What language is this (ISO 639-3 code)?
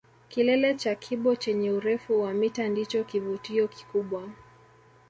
swa